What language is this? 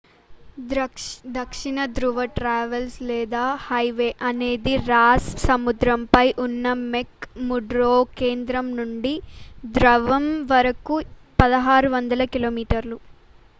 Telugu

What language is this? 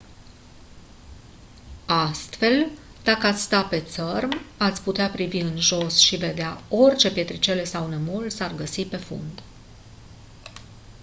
Romanian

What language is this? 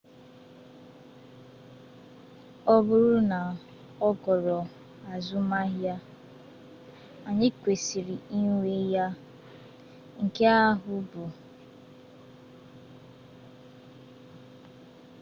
Igbo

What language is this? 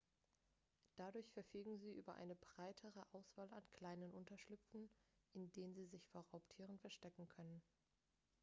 German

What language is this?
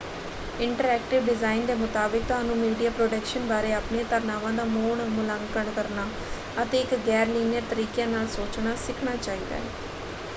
Punjabi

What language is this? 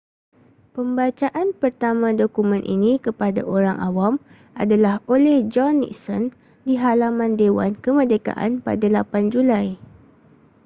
Malay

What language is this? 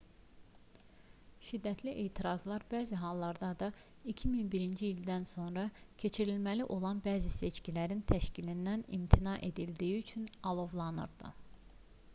Azerbaijani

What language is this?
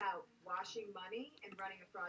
Welsh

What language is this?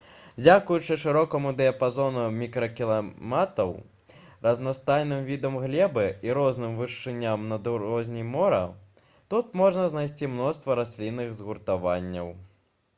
Belarusian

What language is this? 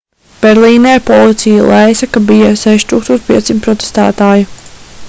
Latvian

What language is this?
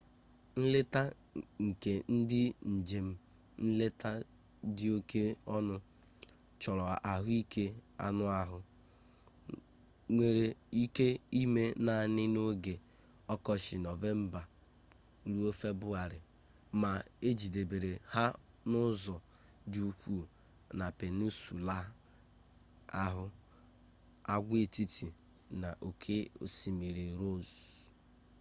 Igbo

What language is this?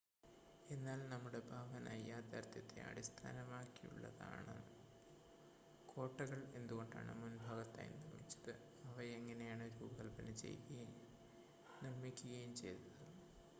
Malayalam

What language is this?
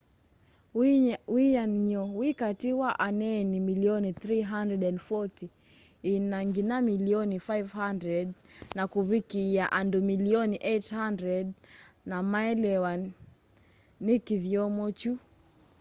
Kamba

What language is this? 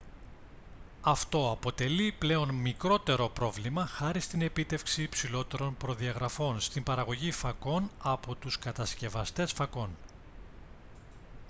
Greek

